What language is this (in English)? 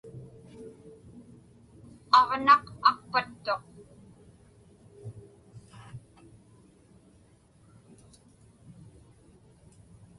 Inupiaq